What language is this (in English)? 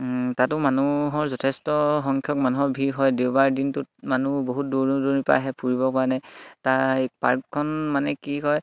Assamese